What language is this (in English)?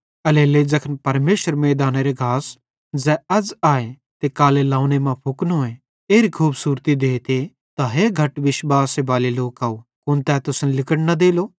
Bhadrawahi